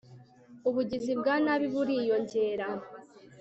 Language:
Kinyarwanda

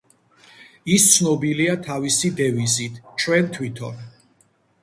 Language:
Georgian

